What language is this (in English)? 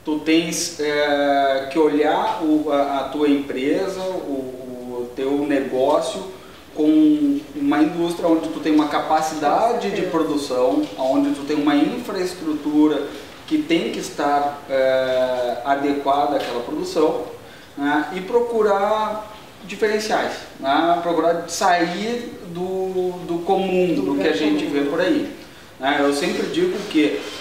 Portuguese